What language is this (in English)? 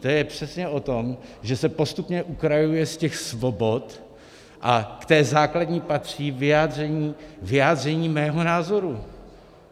Czech